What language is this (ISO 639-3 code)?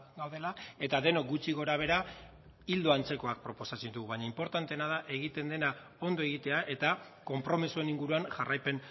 eus